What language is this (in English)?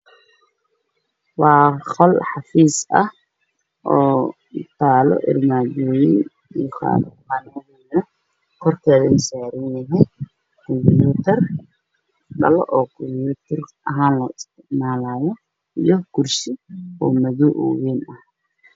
Somali